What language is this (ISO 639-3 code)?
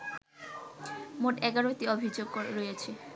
ben